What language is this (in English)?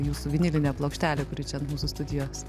Lithuanian